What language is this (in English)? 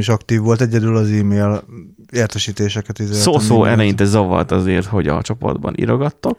Hungarian